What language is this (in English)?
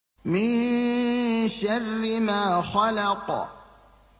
Arabic